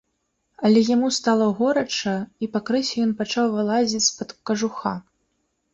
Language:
Belarusian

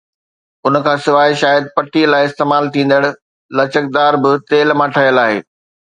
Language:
Sindhi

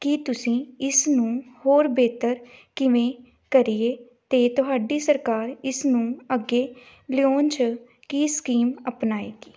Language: Punjabi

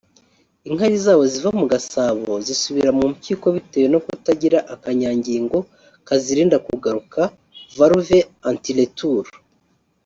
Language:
Kinyarwanda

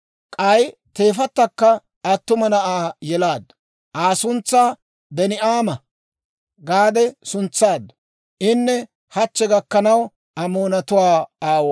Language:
Dawro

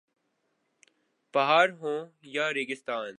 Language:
Urdu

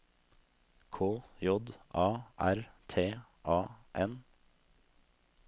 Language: Norwegian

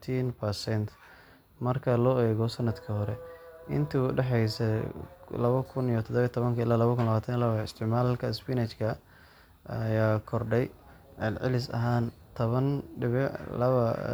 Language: Somali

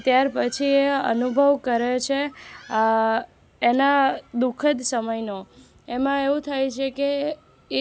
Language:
Gujarati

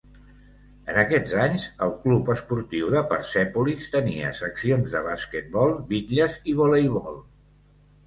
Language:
Catalan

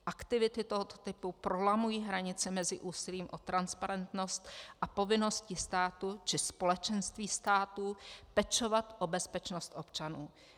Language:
Czech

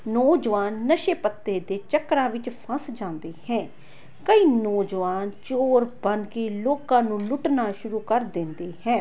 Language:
Punjabi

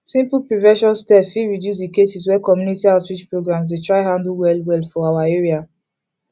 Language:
Nigerian Pidgin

